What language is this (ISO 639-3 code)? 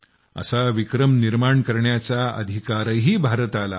mar